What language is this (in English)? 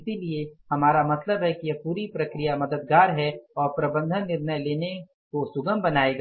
Hindi